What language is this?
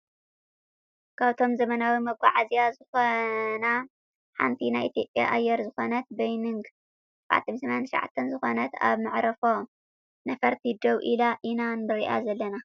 Tigrinya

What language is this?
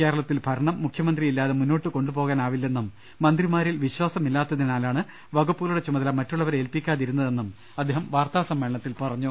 Malayalam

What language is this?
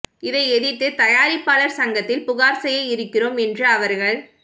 Tamil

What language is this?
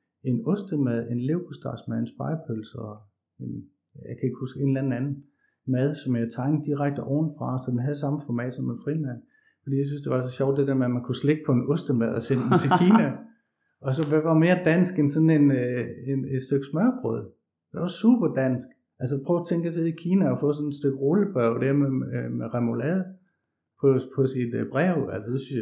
Danish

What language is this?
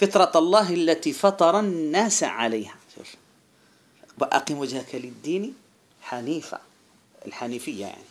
Arabic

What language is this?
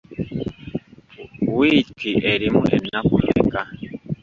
Ganda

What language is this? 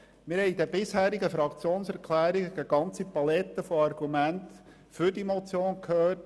Swiss German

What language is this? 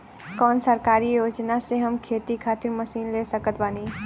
Bhojpuri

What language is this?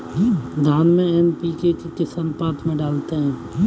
Hindi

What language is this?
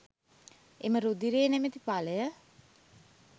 Sinhala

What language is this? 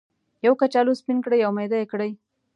Pashto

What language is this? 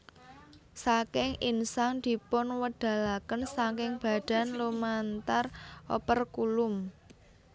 Javanese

